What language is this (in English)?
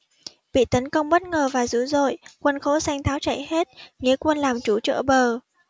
Vietnamese